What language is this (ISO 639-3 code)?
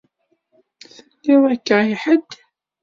kab